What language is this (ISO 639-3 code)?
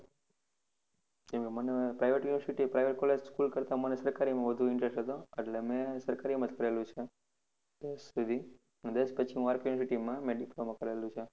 guj